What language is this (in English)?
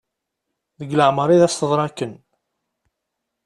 Kabyle